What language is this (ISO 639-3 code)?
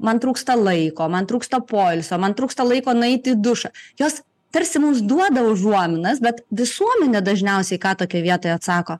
lit